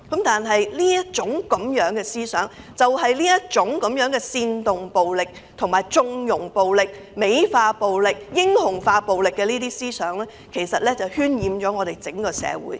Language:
Cantonese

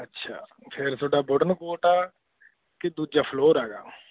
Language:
Punjabi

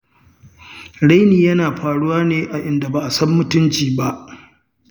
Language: Hausa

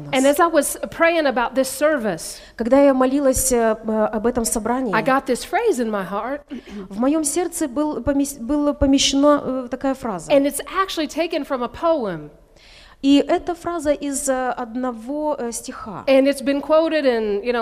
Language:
Russian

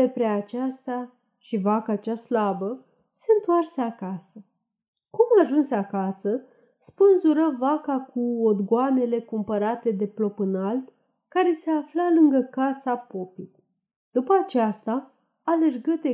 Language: Romanian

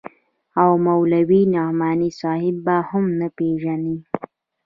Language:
Pashto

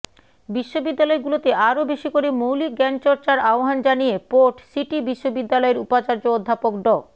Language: Bangla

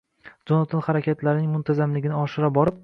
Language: Uzbek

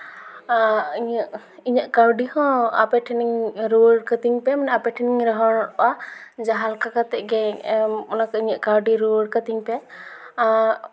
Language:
Santali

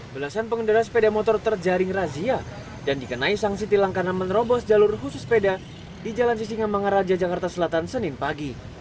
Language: Indonesian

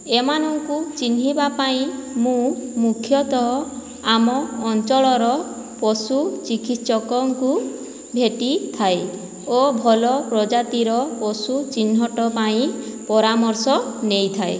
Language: Odia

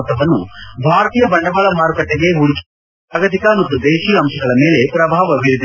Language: Kannada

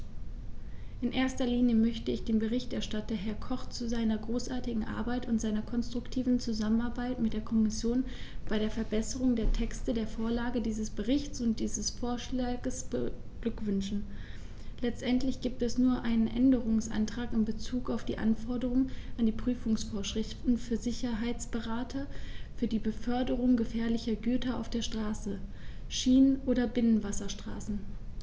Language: German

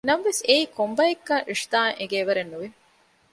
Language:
Divehi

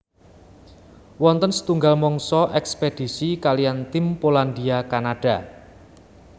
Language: Javanese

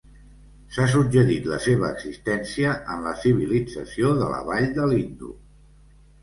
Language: Catalan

